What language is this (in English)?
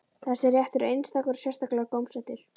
Icelandic